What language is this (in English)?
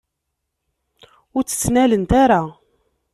Kabyle